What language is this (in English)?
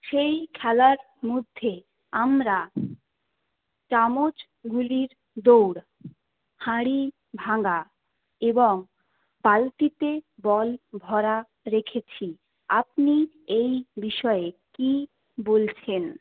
Bangla